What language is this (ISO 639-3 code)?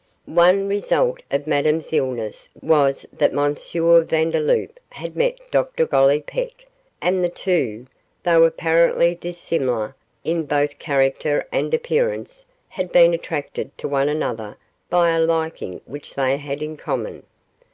eng